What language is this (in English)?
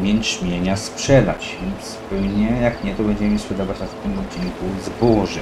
Polish